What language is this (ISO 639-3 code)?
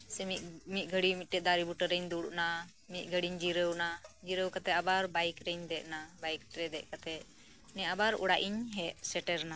sat